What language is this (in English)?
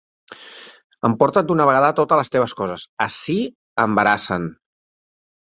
Catalan